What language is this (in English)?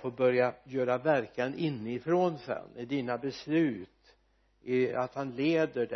Swedish